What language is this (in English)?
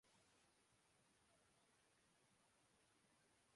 Urdu